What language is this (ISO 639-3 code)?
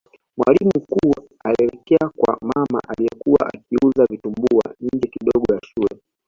swa